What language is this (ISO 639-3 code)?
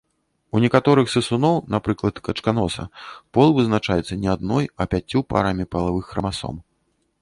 bel